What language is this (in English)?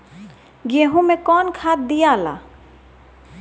Bhojpuri